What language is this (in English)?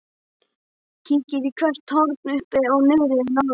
Icelandic